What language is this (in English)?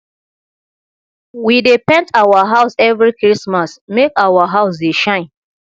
Nigerian Pidgin